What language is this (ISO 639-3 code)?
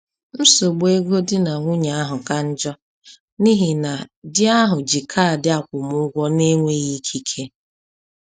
ibo